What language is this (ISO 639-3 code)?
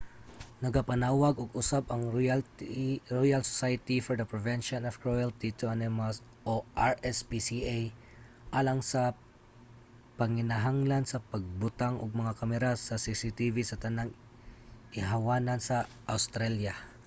ceb